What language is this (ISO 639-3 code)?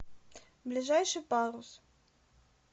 rus